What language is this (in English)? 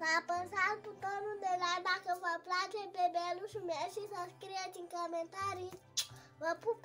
Romanian